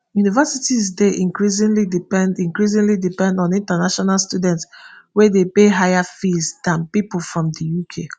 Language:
Nigerian Pidgin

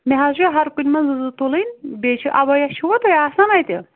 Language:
Kashmiri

